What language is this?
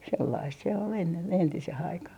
Finnish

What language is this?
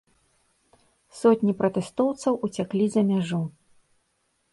Belarusian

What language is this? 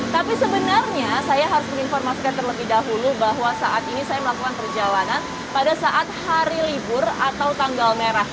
Indonesian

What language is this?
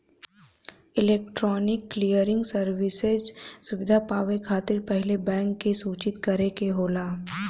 Bhojpuri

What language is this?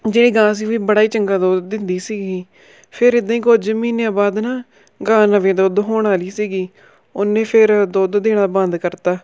Punjabi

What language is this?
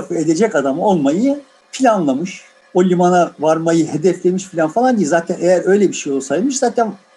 Turkish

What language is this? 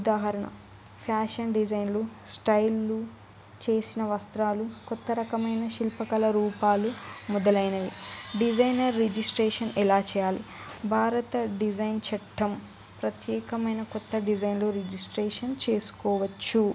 Telugu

